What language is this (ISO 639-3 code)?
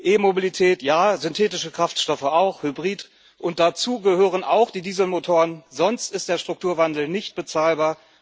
deu